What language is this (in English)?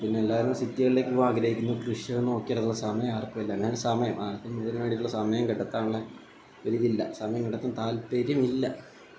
Malayalam